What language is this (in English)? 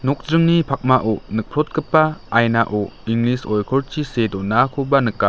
Garo